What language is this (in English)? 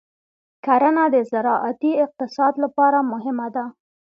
Pashto